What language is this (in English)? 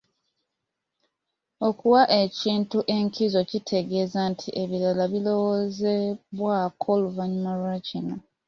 Ganda